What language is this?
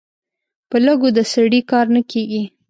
Pashto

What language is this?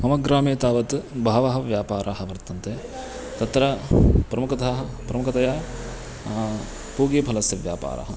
Sanskrit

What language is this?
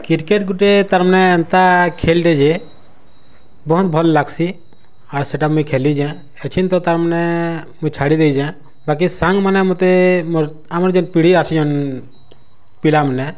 Odia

